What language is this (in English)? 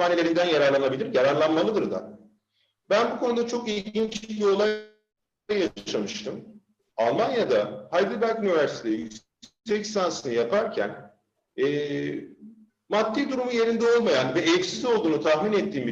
Turkish